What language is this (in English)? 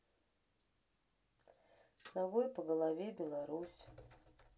Russian